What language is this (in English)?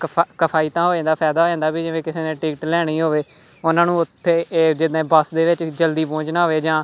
Punjabi